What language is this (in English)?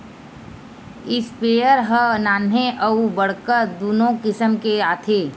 Chhattisgarhi